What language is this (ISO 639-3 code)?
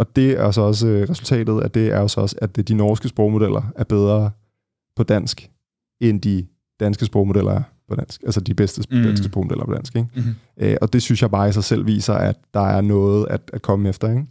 dan